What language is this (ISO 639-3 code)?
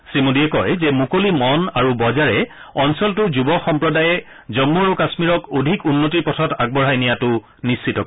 asm